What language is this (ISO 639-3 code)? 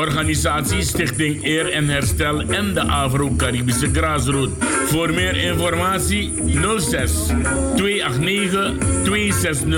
nld